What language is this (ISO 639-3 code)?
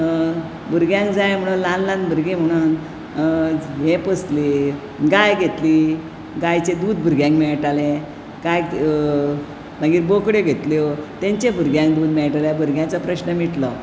kok